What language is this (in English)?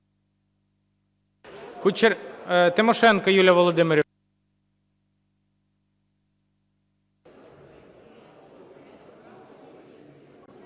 Ukrainian